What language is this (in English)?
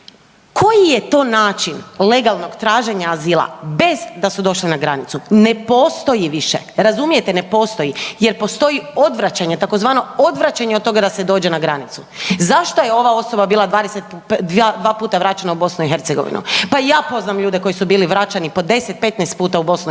Croatian